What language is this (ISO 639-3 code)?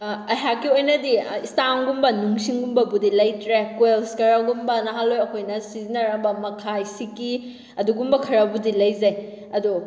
mni